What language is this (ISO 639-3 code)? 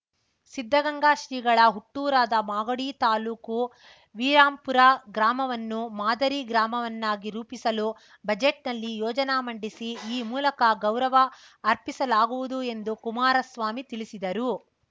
kan